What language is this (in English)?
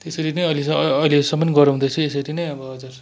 Nepali